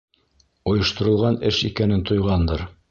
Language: Bashkir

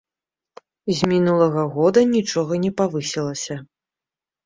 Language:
Belarusian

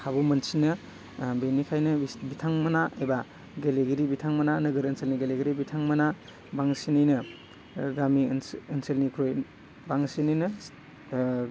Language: Bodo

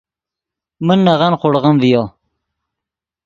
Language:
Yidgha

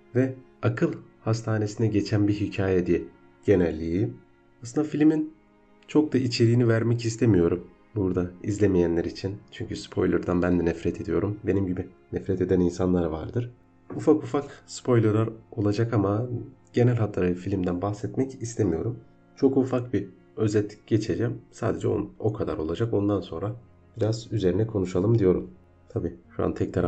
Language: Turkish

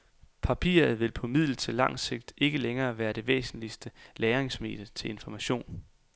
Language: Danish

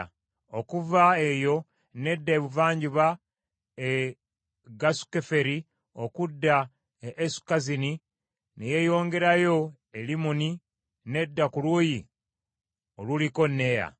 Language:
Ganda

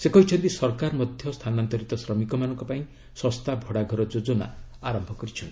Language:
Odia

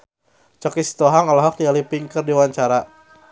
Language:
Sundanese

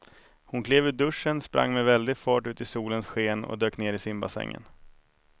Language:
Swedish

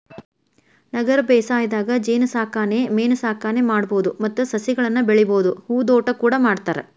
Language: Kannada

